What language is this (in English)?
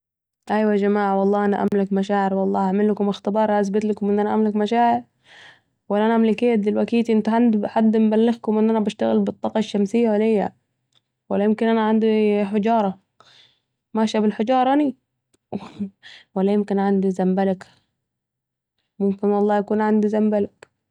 Saidi Arabic